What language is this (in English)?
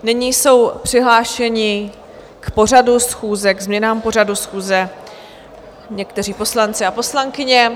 Czech